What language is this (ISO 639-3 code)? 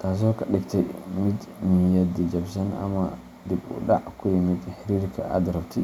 som